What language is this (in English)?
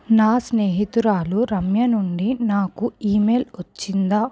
Telugu